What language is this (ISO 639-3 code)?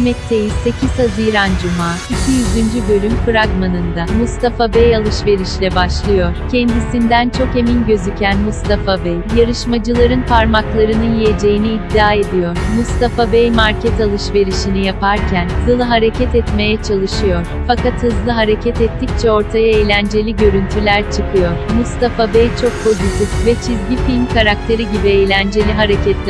tur